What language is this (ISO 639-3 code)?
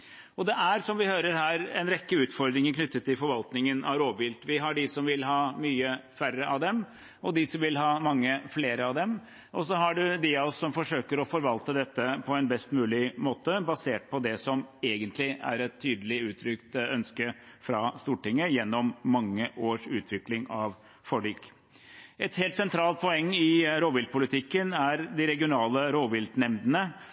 nob